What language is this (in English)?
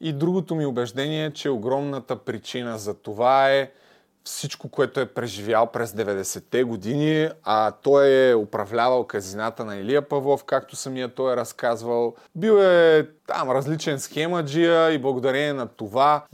Bulgarian